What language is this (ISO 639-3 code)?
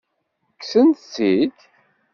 kab